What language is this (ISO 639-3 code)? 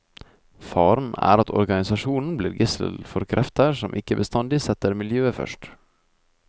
nor